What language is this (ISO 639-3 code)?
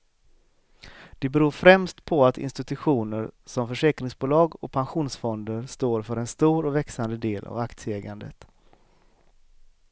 swe